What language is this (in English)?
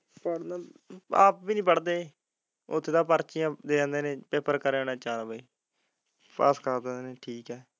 Punjabi